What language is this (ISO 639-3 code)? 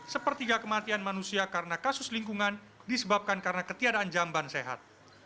ind